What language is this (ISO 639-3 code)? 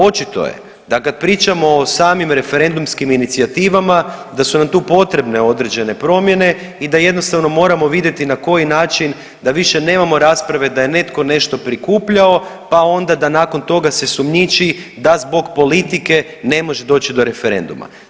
hrv